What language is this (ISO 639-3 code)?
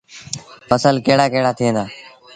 sbn